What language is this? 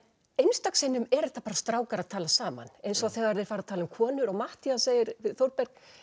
Icelandic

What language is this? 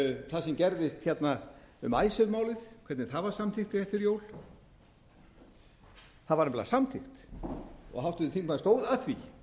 Icelandic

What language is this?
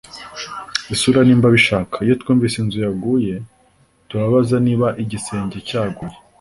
Kinyarwanda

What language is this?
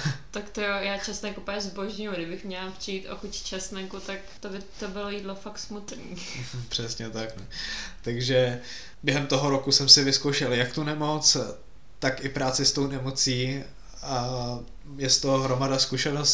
Czech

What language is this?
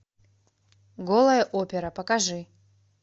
Russian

